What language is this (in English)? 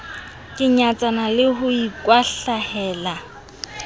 Southern Sotho